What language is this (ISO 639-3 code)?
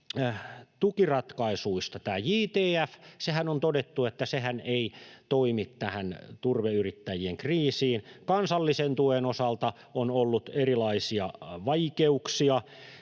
fin